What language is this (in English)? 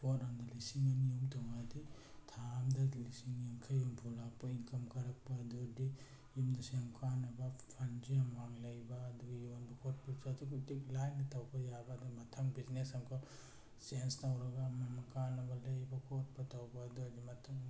Manipuri